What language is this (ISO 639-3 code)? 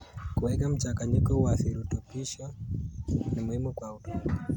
kln